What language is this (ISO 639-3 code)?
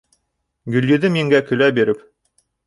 bak